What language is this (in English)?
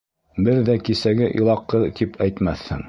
Bashkir